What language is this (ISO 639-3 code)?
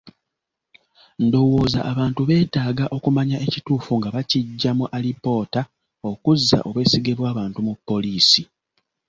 lug